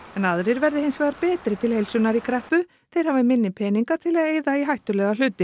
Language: Icelandic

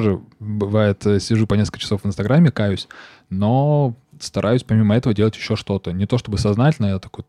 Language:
Russian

